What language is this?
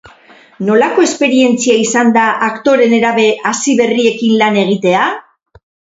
Basque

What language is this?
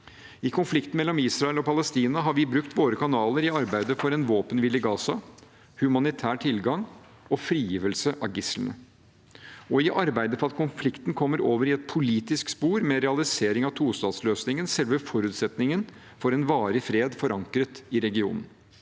Norwegian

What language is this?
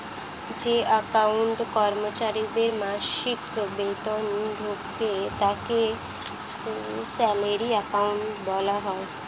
Bangla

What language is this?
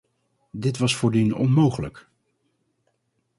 Dutch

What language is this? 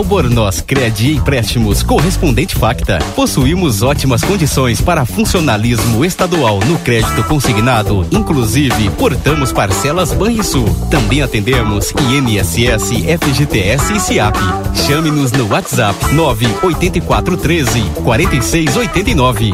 Portuguese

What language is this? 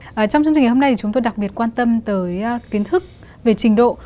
Vietnamese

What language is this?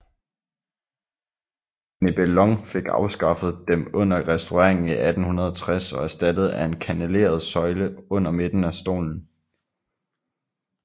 Danish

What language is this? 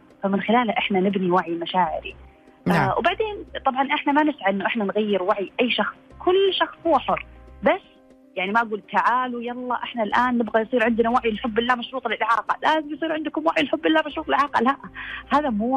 Arabic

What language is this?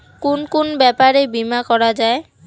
Bangla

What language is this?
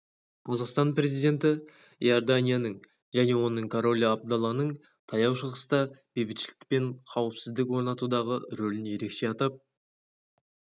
Kazakh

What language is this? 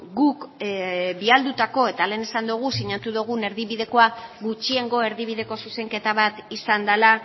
Basque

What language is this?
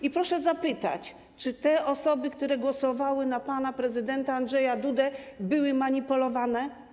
Polish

